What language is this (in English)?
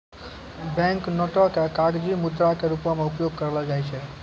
Maithili